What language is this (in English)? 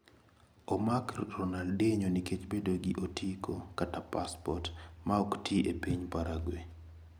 Luo (Kenya and Tanzania)